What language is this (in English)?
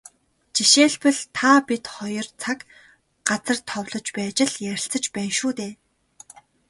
Mongolian